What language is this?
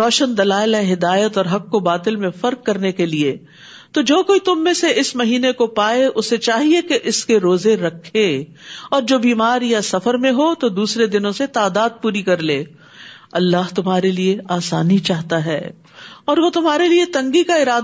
Urdu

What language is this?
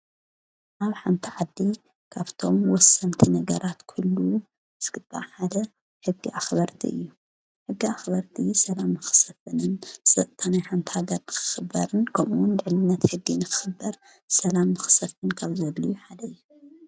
Tigrinya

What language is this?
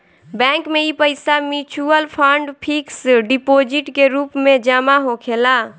Bhojpuri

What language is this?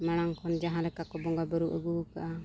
Santali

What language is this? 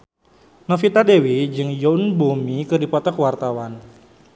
Sundanese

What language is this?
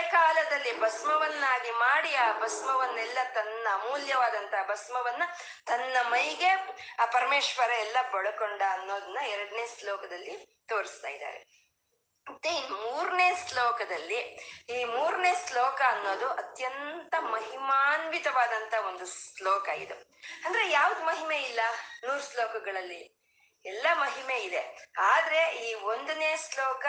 Kannada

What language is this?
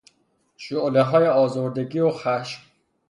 Persian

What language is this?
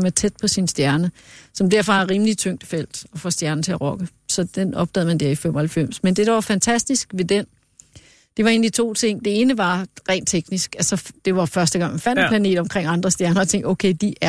Danish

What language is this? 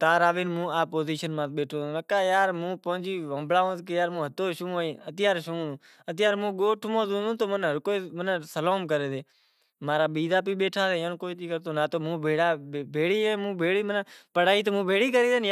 Kachi Koli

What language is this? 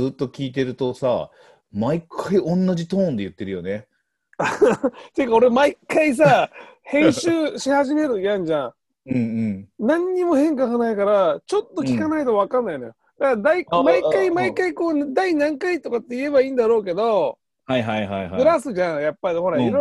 Japanese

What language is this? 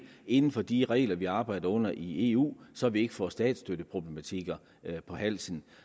Danish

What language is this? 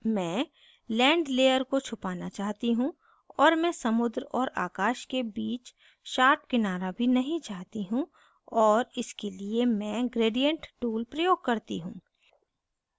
Hindi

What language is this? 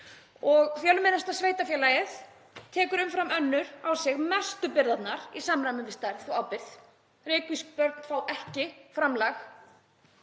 Icelandic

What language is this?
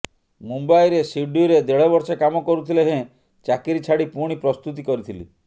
Odia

